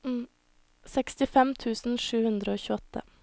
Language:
Norwegian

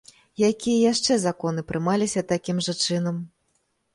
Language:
Belarusian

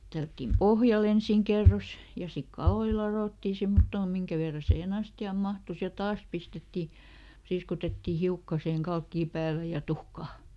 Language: Finnish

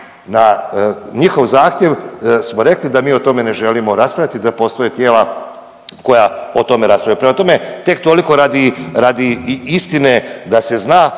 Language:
Croatian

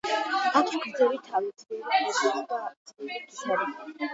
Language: Georgian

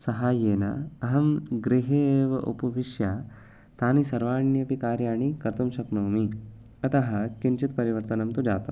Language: Sanskrit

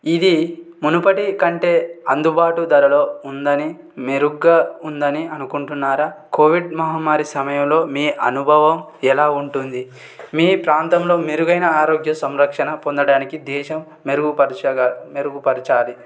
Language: Telugu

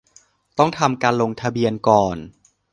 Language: Thai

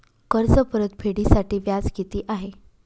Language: Marathi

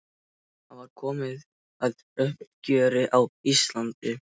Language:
Icelandic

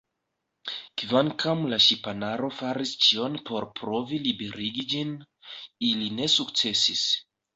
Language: Esperanto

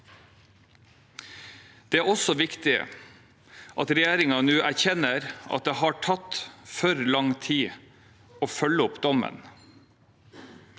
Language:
Norwegian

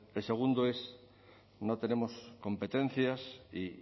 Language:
Spanish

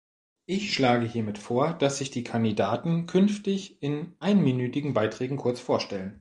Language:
German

